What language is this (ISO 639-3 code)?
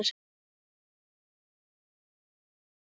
isl